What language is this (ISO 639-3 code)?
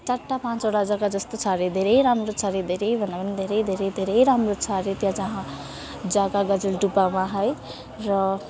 nep